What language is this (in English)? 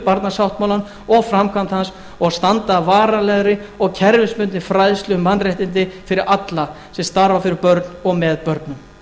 Icelandic